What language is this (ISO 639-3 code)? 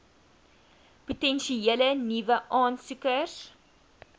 afr